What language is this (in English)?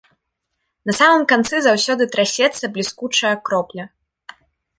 Belarusian